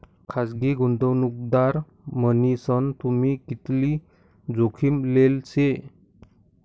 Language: Marathi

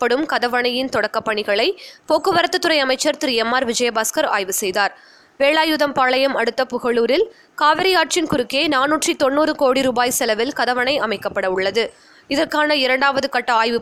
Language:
Tamil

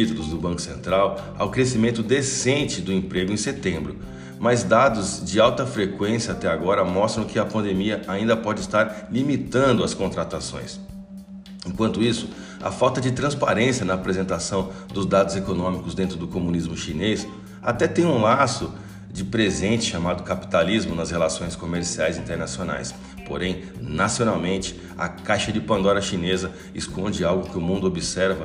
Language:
Portuguese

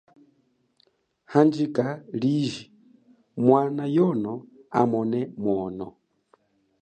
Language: Chokwe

